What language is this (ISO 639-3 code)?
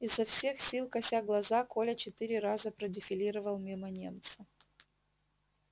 rus